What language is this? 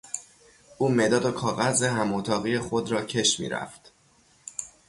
Persian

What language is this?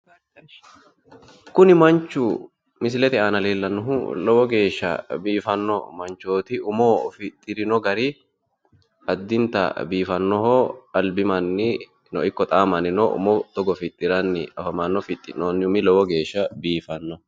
Sidamo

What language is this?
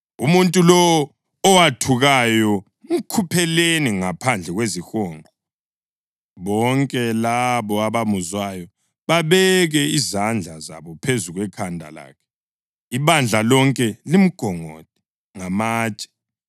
North Ndebele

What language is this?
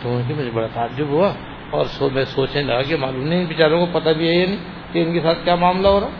Urdu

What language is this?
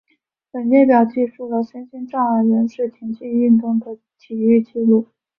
Chinese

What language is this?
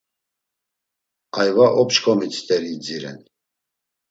Laz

